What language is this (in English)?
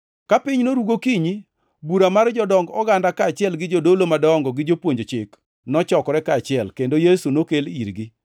Luo (Kenya and Tanzania)